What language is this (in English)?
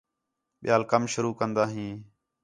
Khetrani